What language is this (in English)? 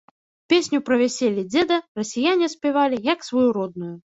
Belarusian